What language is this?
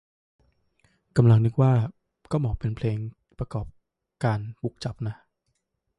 Thai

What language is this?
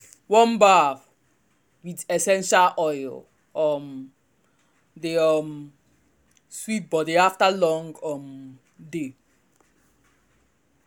Nigerian Pidgin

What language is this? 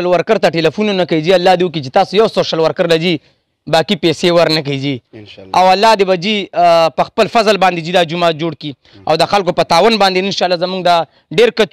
Arabic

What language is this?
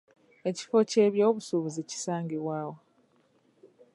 Ganda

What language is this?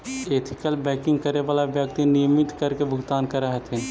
Magahi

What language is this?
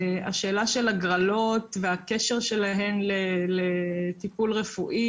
Hebrew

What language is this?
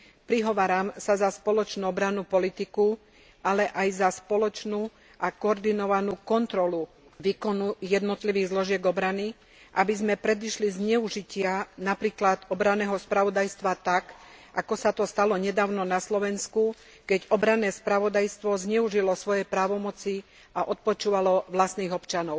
Slovak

